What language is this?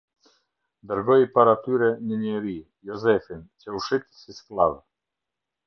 Albanian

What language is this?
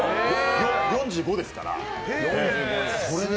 Japanese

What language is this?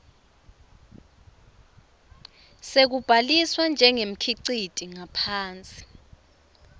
Swati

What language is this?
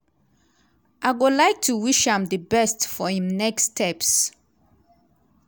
Nigerian Pidgin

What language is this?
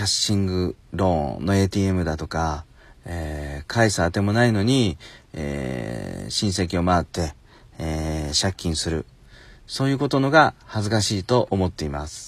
Japanese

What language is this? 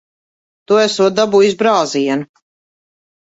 Latvian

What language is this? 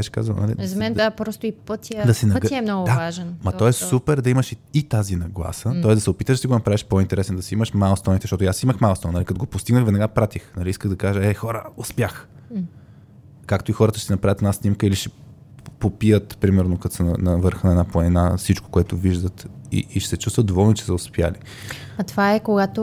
Bulgarian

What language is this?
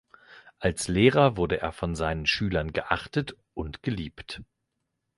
German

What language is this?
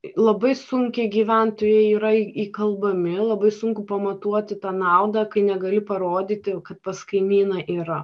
Lithuanian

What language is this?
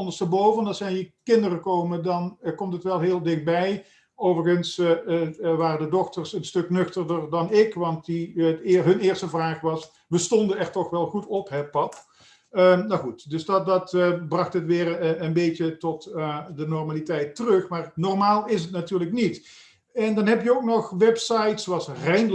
Dutch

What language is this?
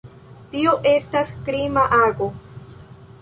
Esperanto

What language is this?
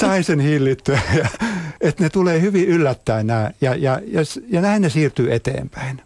Finnish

